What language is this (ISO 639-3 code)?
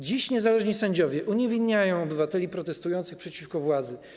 pol